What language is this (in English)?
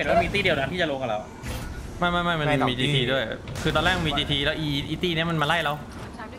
Thai